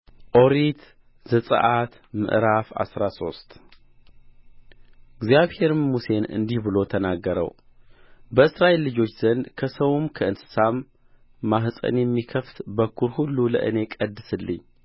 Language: Amharic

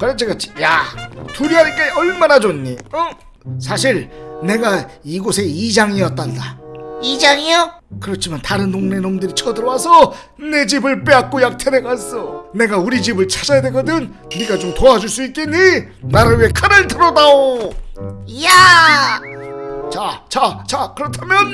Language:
Korean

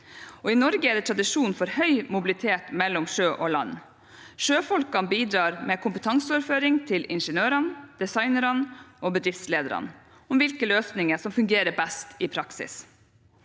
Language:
Norwegian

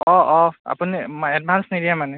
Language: Assamese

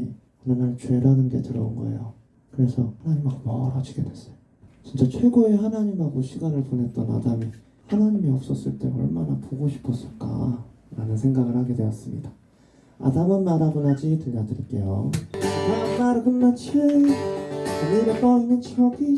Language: Korean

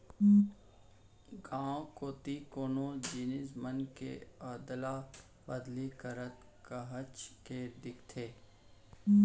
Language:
Chhattisgarhi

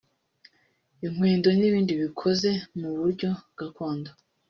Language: Kinyarwanda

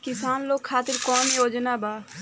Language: Bhojpuri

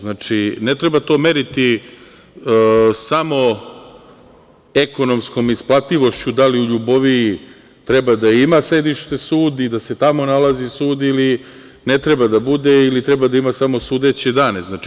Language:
Serbian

